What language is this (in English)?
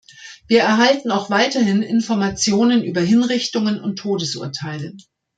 German